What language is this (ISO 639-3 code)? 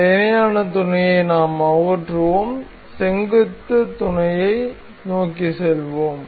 tam